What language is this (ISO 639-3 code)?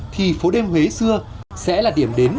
vie